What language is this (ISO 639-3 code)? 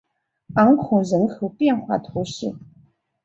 zho